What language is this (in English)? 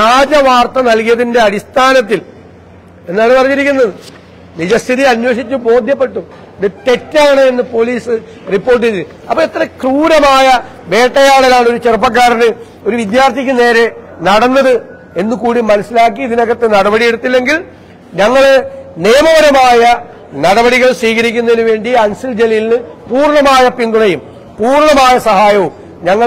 Malayalam